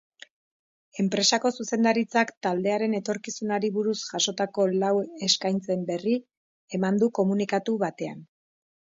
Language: Basque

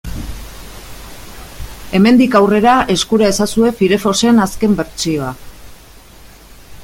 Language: Basque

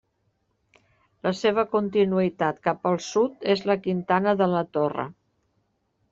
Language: Catalan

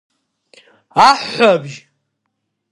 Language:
Abkhazian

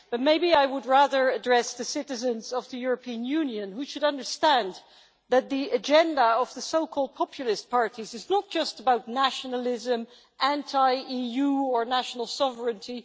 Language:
English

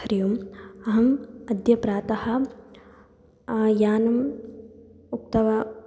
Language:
Sanskrit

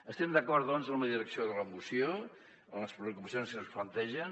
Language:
Catalan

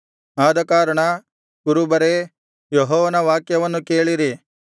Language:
Kannada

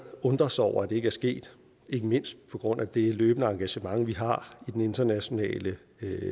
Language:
Danish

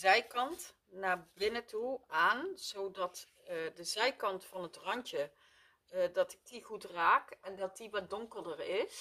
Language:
Dutch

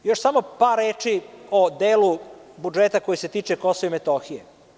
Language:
Serbian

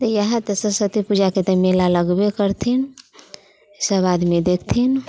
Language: Maithili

